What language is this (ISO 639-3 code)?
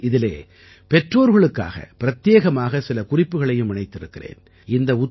tam